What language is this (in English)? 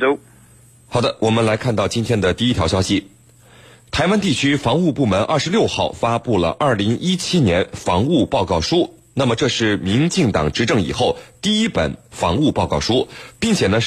Chinese